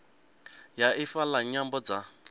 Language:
Venda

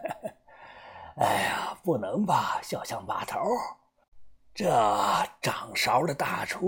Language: Chinese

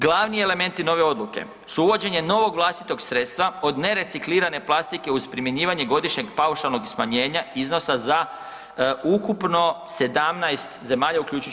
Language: Croatian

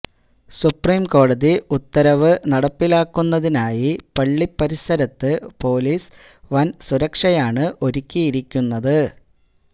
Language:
Malayalam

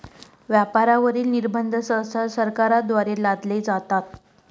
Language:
Marathi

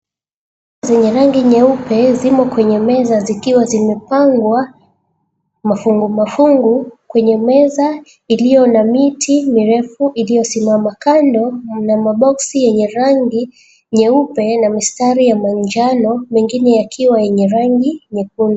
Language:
Swahili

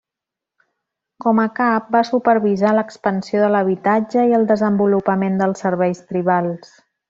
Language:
Catalan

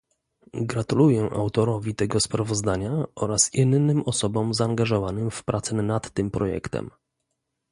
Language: Polish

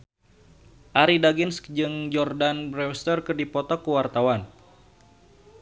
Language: Sundanese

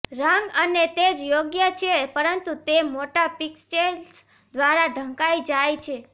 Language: Gujarati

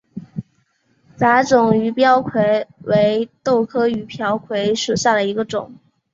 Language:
Chinese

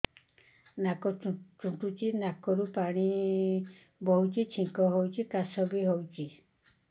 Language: Odia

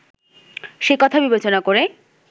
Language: Bangla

